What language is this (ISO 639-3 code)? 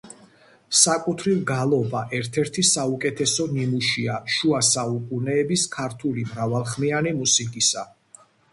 kat